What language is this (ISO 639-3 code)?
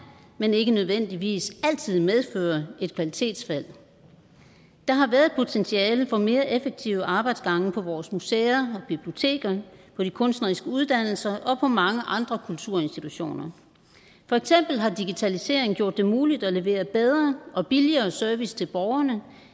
dan